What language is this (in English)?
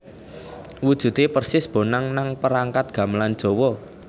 Javanese